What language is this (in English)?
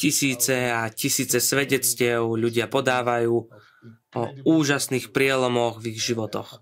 Slovak